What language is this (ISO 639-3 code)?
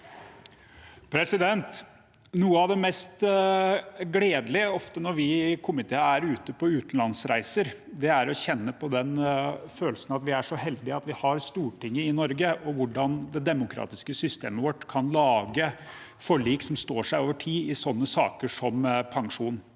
nor